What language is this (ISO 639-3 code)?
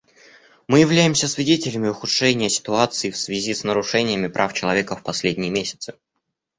rus